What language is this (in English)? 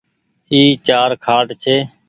Goaria